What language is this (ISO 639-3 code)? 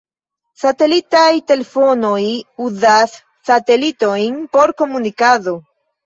epo